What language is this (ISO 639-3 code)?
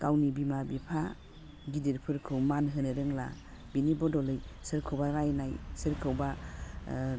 brx